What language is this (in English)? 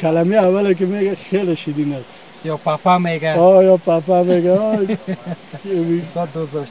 Persian